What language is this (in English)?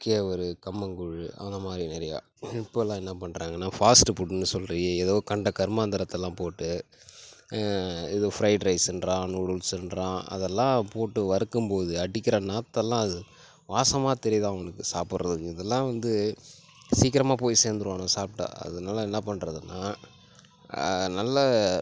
Tamil